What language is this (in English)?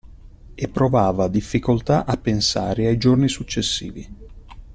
Italian